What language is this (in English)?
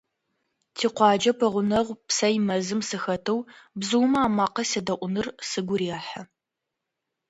Adyghe